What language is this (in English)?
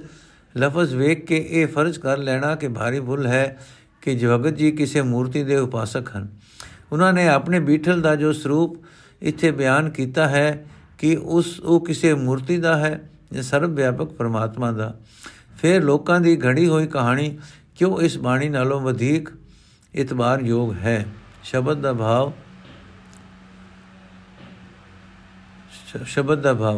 Punjabi